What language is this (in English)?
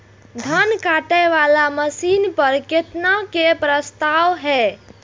Maithili